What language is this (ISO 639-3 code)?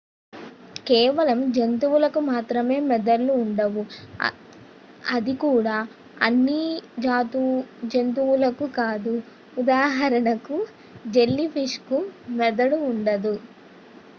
tel